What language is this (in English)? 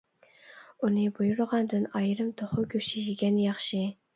Uyghur